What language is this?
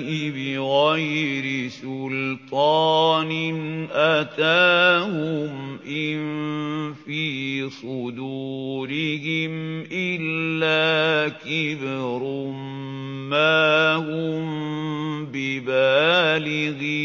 Arabic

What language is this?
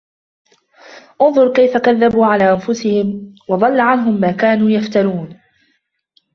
Arabic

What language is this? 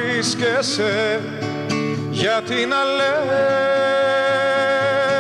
Greek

